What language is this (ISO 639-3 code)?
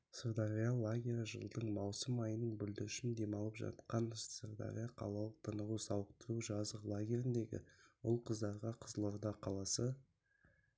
kaz